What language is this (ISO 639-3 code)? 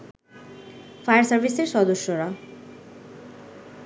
ben